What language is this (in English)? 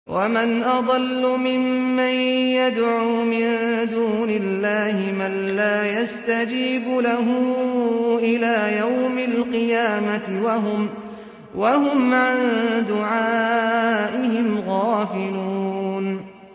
Arabic